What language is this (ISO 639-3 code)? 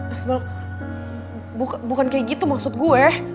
ind